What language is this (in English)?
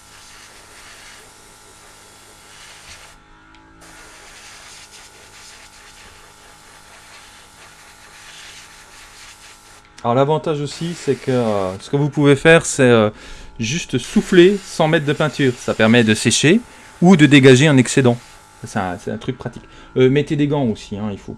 French